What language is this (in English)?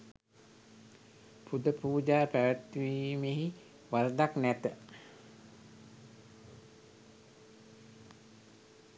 Sinhala